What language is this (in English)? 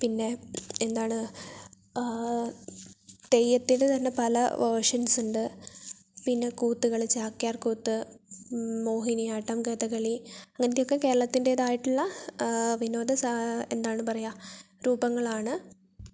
Malayalam